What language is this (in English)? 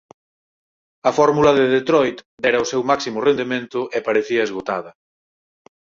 Galician